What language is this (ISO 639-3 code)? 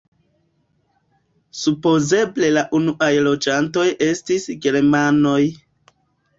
epo